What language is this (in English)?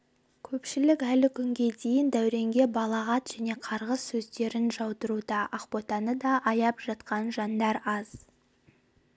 Kazakh